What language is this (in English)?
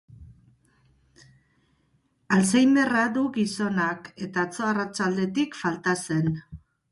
Basque